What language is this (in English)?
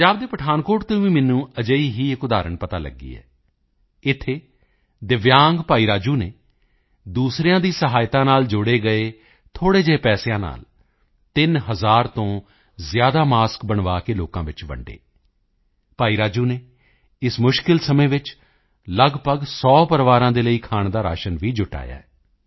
Punjabi